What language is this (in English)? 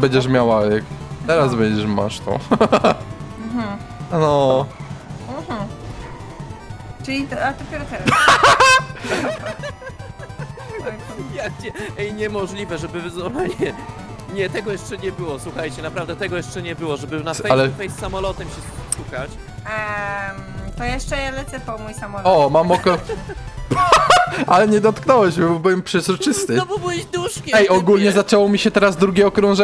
Polish